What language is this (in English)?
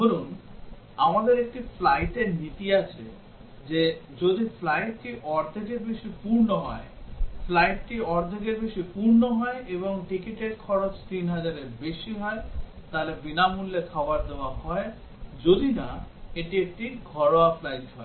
Bangla